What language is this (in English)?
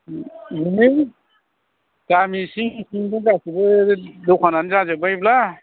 Bodo